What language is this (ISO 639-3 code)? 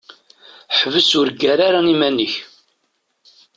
kab